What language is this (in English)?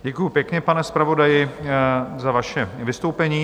Czech